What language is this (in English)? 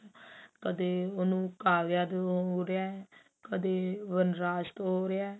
Punjabi